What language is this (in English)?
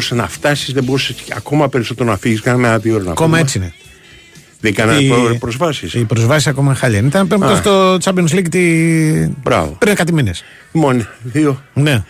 Greek